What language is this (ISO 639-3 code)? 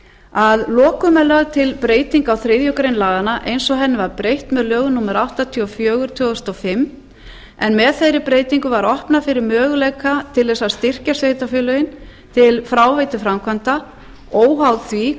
isl